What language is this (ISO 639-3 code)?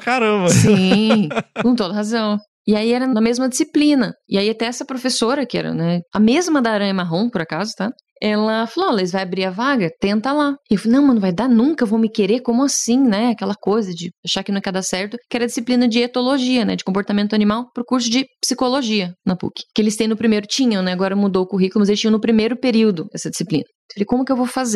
por